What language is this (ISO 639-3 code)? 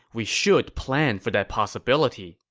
eng